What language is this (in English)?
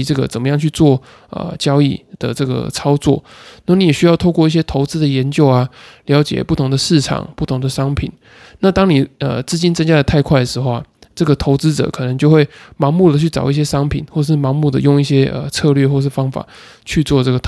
Chinese